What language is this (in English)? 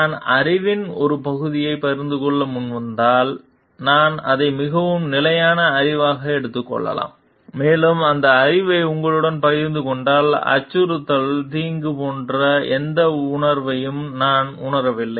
Tamil